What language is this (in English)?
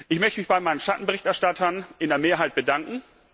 German